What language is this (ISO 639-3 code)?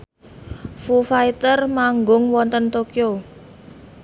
jav